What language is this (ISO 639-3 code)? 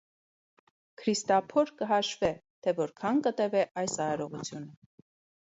hye